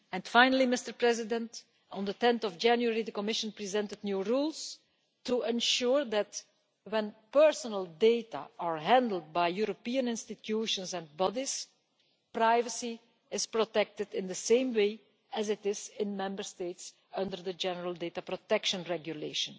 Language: English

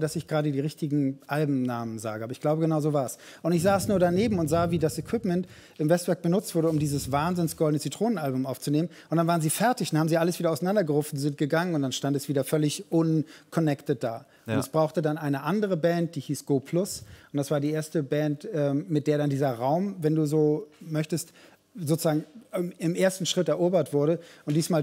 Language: German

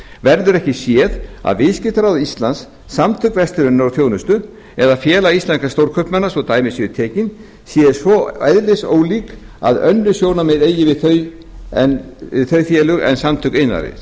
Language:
Icelandic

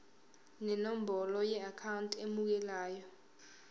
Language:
Zulu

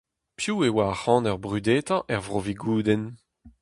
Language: Breton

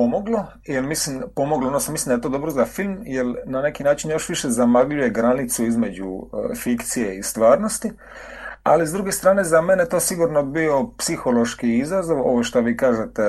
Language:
Croatian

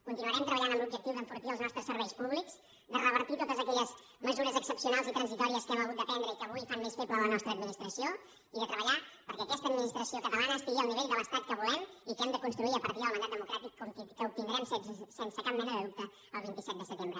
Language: Catalan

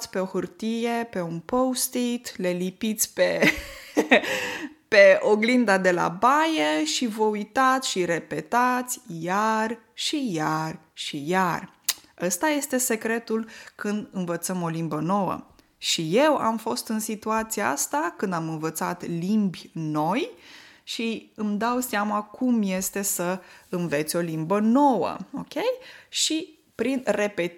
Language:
Romanian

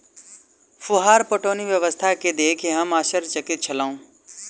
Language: Maithili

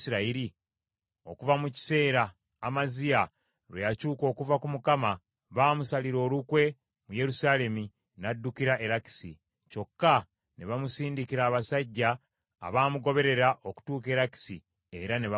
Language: Ganda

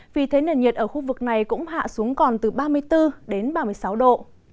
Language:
Vietnamese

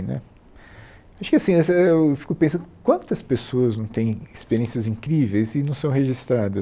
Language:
Portuguese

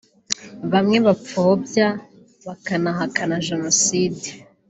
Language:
Kinyarwanda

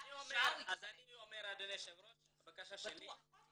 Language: Hebrew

